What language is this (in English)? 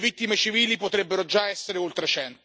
Italian